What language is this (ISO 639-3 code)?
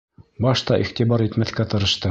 bak